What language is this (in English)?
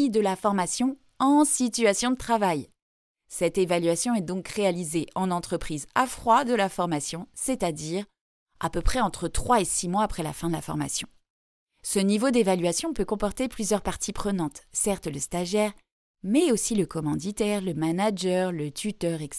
French